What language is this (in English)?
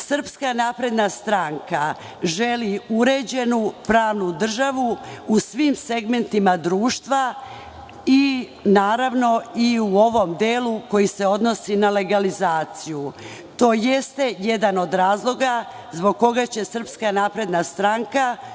Serbian